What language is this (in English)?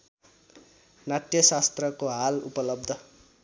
Nepali